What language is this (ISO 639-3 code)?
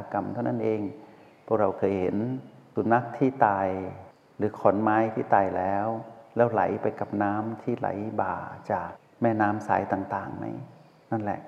tha